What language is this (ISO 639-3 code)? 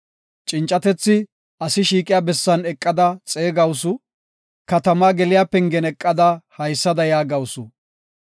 gof